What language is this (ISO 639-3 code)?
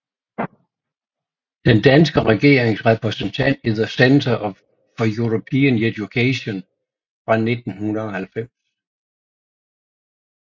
dan